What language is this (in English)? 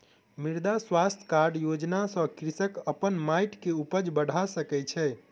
Maithili